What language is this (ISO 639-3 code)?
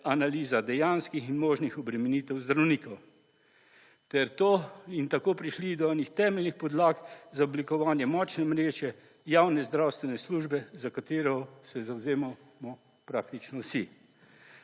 slv